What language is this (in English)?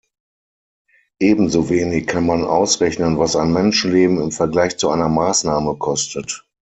German